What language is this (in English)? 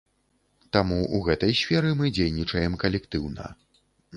Belarusian